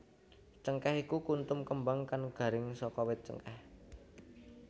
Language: Javanese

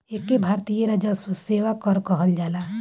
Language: Bhojpuri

